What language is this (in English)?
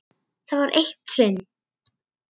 Icelandic